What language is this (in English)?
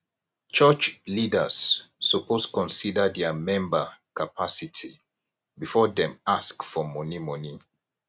Nigerian Pidgin